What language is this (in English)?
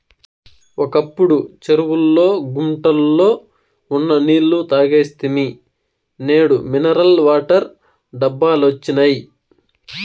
Telugu